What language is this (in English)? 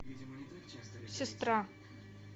Russian